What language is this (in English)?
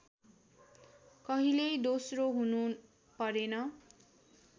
Nepali